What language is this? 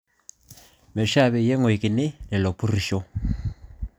Masai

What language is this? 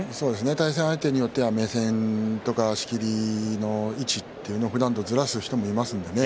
Japanese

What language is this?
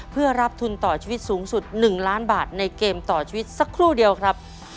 Thai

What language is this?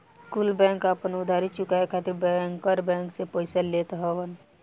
Bhojpuri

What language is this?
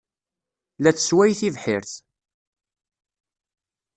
Kabyle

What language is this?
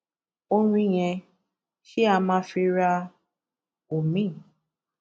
Yoruba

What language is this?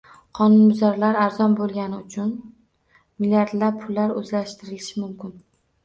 Uzbek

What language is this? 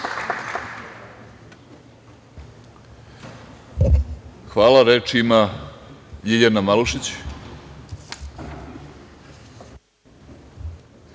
Serbian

